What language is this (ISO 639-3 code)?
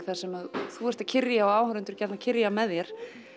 isl